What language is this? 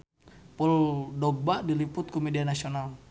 Sundanese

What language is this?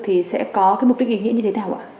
Vietnamese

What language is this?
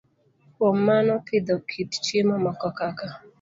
Luo (Kenya and Tanzania)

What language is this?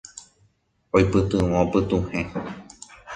Guarani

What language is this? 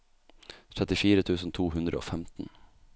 Norwegian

